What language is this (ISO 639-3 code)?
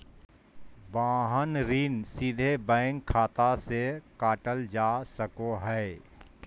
mag